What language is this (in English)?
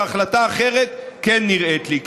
Hebrew